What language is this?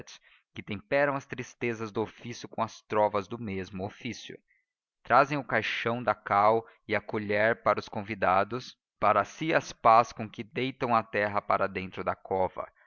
Portuguese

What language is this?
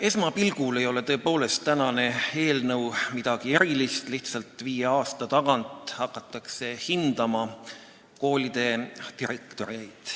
Estonian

